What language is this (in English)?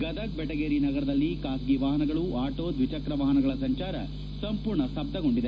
Kannada